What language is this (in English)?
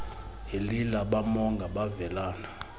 Xhosa